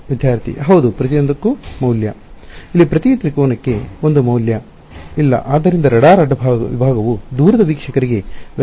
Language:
Kannada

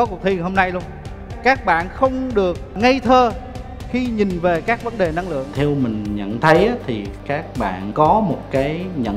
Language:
Vietnamese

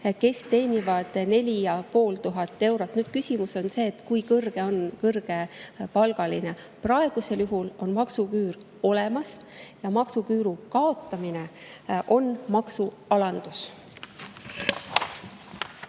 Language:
Estonian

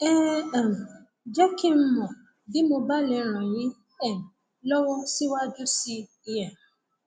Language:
Yoruba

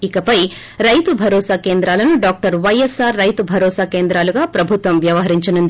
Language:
Telugu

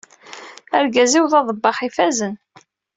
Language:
Kabyle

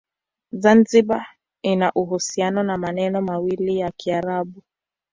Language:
Swahili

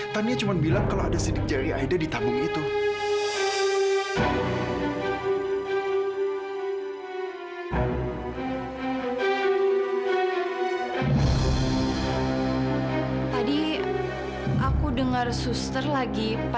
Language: Indonesian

